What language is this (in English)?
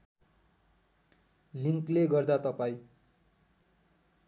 Nepali